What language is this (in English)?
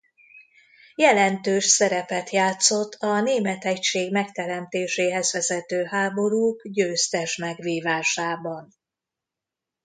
Hungarian